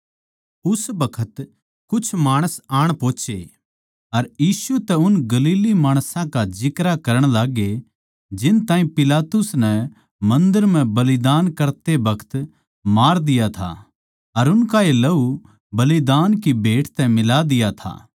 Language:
Haryanvi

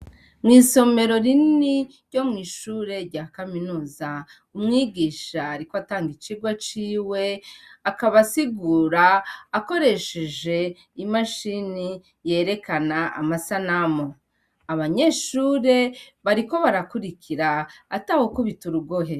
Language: Rundi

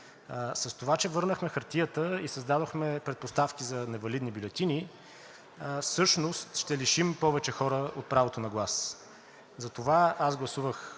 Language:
Bulgarian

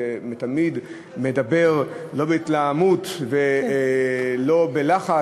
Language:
Hebrew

